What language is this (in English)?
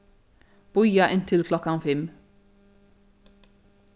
Faroese